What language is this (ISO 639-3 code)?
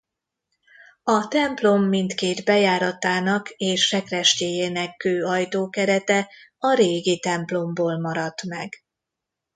hun